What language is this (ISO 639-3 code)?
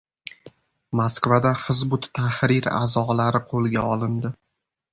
uzb